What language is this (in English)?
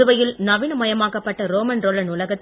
Tamil